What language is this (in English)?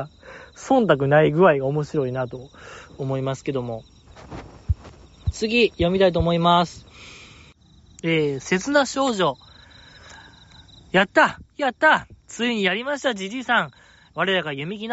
Japanese